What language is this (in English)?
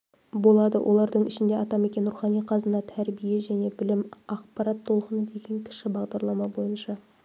Kazakh